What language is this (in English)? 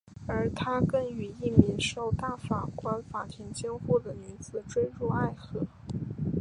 Chinese